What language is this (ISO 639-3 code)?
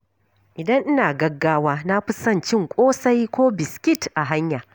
hau